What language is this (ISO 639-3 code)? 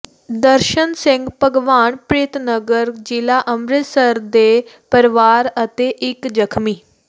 pan